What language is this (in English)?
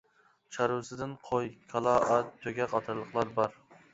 Uyghur